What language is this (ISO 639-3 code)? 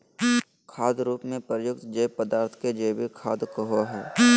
mag